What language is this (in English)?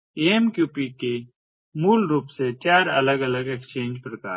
Hindi